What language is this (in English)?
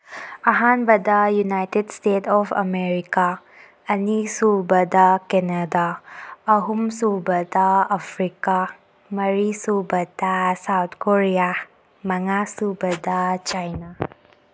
Manipuri